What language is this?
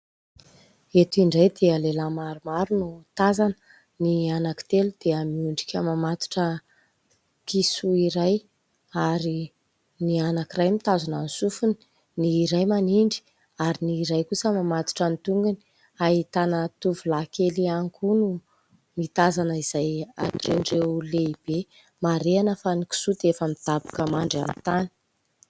Malagasy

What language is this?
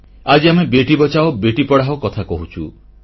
Odia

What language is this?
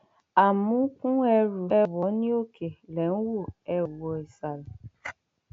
Yoruba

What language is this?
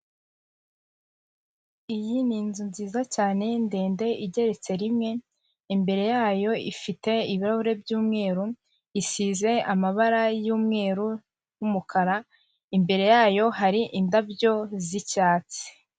Kinyarwanda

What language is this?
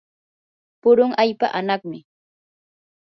Yanahuanca Pasco Quechua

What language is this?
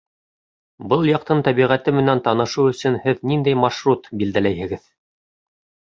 Bashkir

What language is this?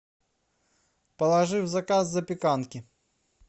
Russian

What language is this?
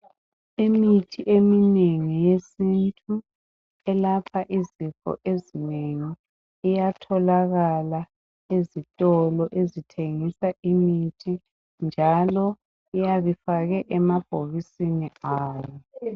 North Ndebele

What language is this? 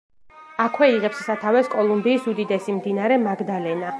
Georgian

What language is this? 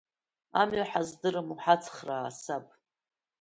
Abkhazian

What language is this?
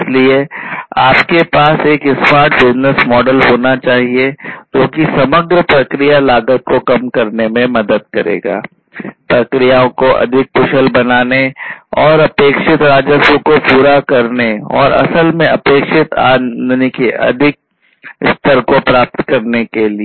Hindi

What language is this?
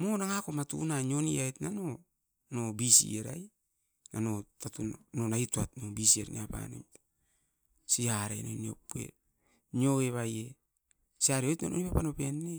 Askopan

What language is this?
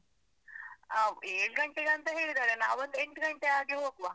Kannada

